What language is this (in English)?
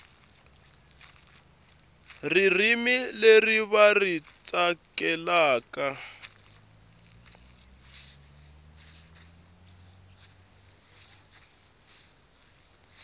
Tsonga